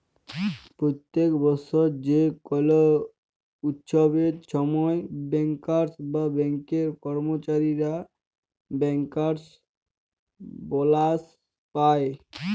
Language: Bangla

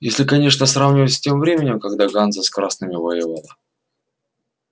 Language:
Russian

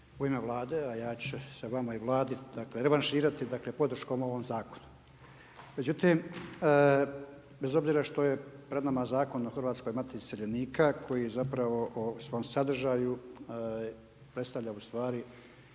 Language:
Croatian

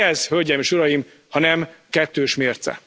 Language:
Hungarian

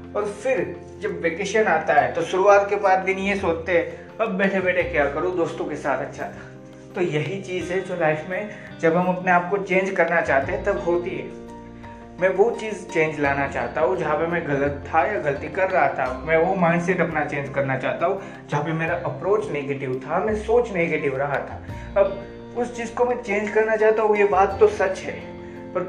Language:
Hindi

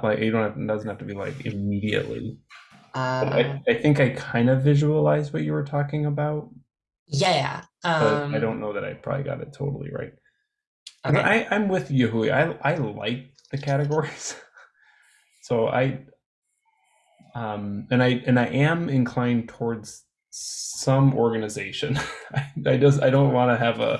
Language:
English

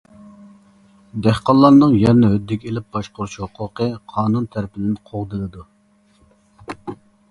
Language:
Uyghur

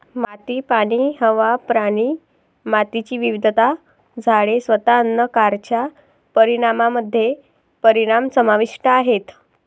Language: Marathi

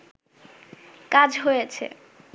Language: Bangla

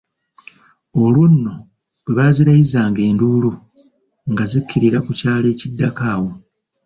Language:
Ganda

